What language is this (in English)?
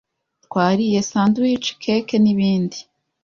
Kinyarwanda